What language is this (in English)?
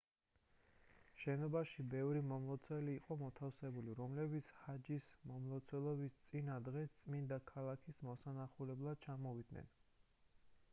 Georgian